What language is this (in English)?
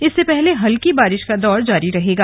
Hindi